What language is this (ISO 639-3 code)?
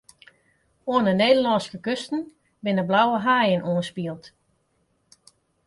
fry